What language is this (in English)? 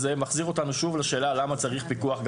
Hebrew